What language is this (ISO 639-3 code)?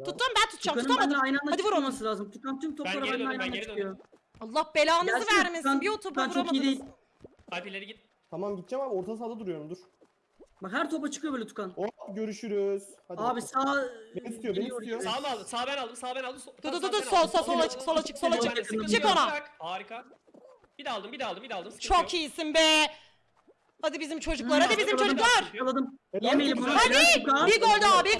tur